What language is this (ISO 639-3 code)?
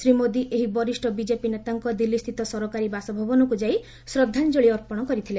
ori